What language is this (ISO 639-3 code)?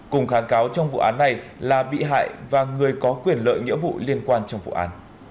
vie